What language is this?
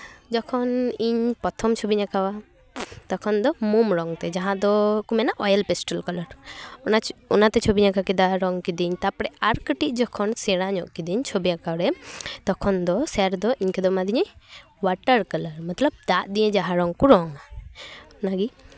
Santali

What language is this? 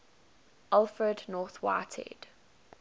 English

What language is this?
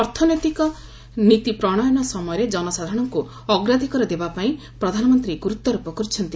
Odia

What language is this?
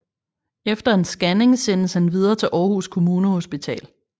Danish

